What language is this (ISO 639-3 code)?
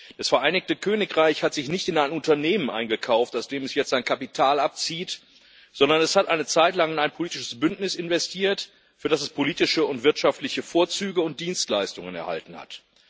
deu